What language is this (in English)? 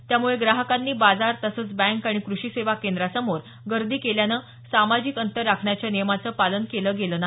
Marathi